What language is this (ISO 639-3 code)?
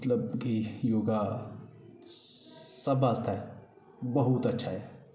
doi